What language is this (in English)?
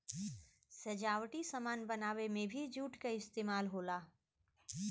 Bhojpuri